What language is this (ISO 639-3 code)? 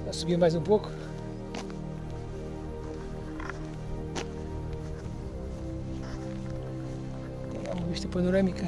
por